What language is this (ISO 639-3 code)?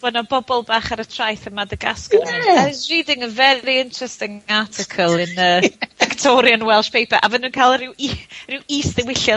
cym